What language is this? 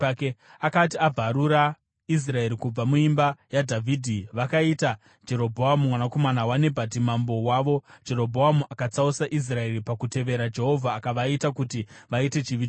Shona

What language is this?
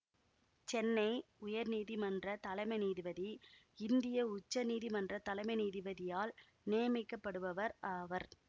Tamil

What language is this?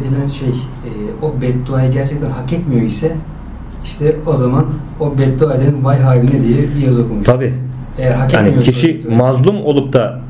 Turkish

